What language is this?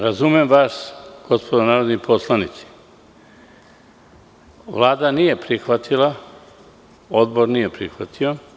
Serbian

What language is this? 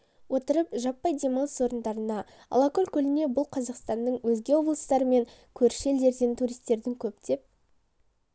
Kazakh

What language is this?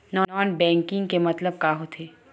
Chhattisgarhi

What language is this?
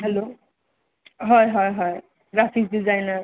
Assamese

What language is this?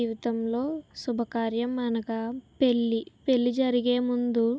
Telugu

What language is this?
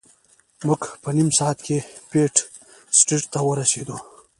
Pashto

